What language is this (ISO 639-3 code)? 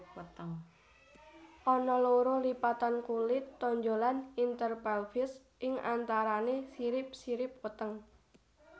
jav